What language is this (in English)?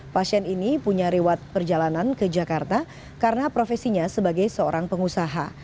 Indonesian